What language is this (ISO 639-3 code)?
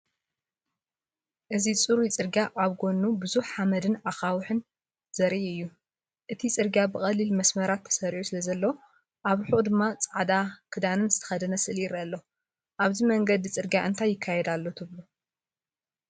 tir